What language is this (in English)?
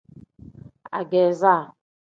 Tem